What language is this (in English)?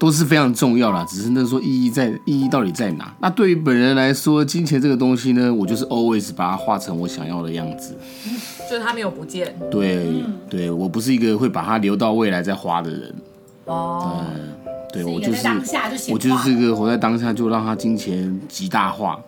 Chinese